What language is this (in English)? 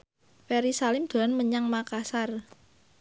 Javanese